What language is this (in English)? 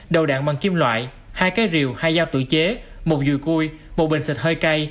Vietnamese